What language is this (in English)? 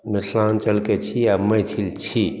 Maithili